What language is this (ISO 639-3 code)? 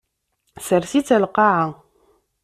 kab